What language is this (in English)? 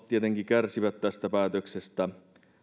Finnish